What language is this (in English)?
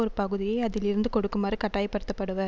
Tamil